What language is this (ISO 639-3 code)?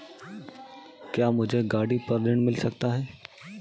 hin